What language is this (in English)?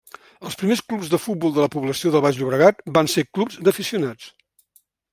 Catalan